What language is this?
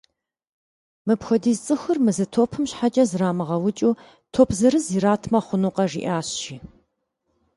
Kabardian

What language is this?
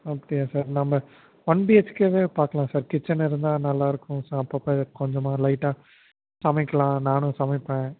Tamil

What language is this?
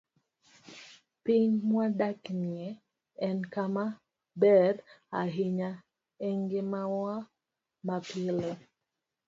Luo (Kenya and Tanzania)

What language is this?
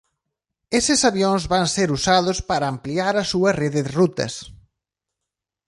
Galician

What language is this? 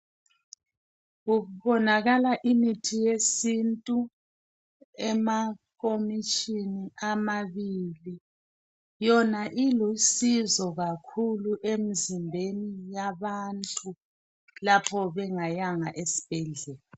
North Ndebele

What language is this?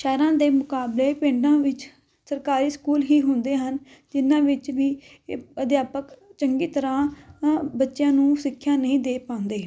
Punjabi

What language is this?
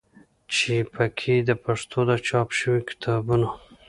Pashto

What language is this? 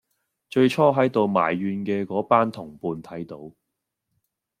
Cantonese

